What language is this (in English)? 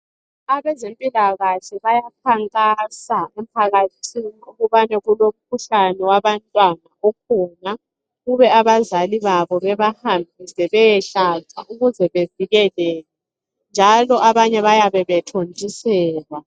North Ndebele